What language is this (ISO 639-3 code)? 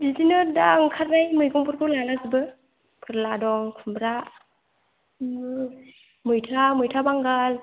brx